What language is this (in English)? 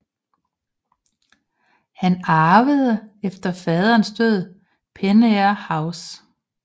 Danish